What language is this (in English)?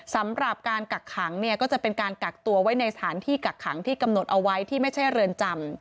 Thai